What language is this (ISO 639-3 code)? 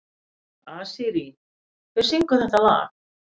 isl